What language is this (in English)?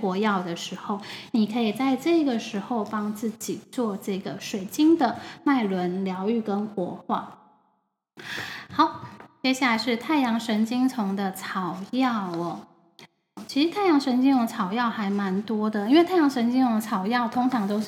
Chinese